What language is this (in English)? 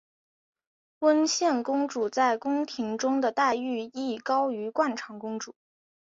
Chinese